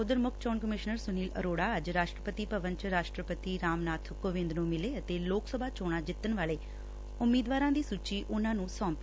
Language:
Punjabi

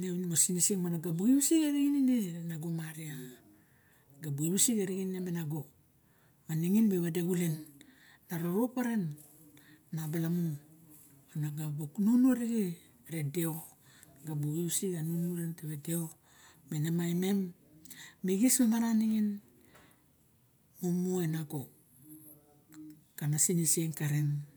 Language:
Barok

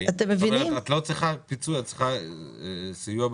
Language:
Hebrew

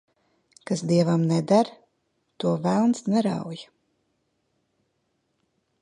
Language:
Latvian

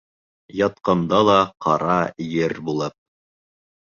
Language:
Bashkir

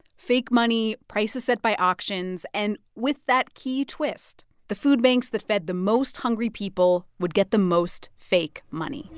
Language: English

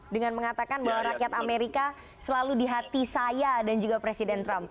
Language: Indonesian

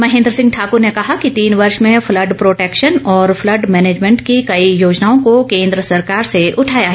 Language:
Hindi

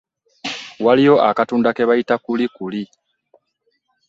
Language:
Ganda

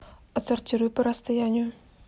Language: Russian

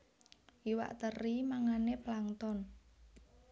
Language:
Javanese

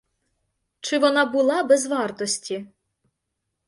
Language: Ukrainian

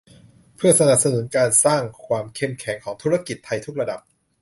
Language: Thai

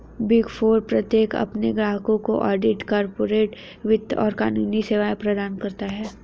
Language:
Hindi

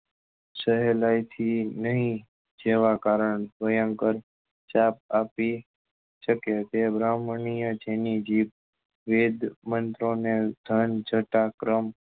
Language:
Gujarati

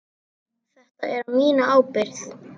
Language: Icelandic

